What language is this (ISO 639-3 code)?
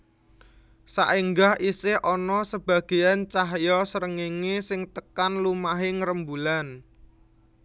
jav